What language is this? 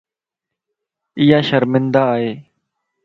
Lasi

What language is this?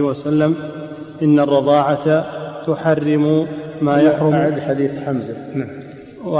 Arabic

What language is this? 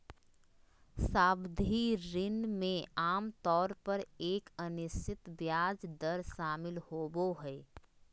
Magahi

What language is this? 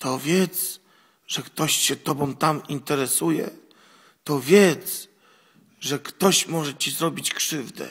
Polish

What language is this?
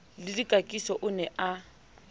Southern Sotho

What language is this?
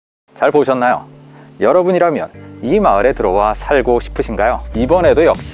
Korean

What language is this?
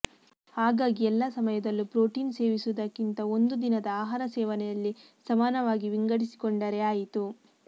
Kannada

